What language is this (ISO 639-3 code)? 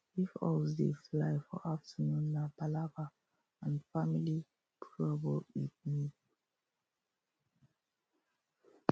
pcm